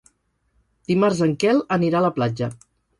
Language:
Catalan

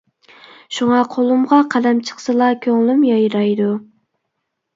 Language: Uyghur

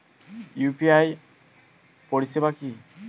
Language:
Bangla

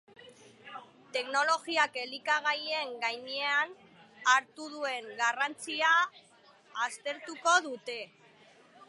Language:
Basque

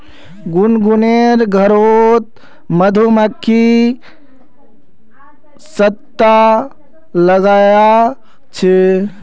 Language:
Magahi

